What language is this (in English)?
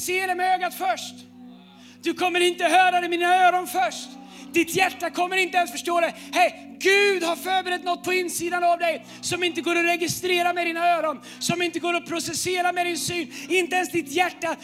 Swedish